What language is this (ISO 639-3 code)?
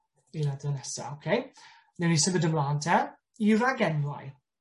cym